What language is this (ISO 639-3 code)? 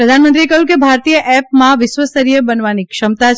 guj